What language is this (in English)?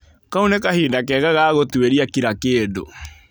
Kikuyu